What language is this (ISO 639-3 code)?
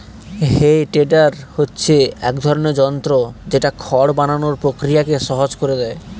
ben